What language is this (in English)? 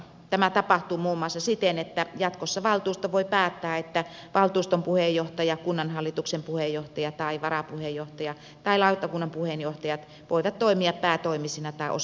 Finnish